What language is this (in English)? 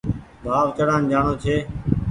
Goaria